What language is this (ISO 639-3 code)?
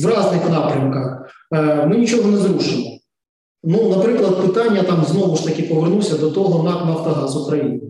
ukr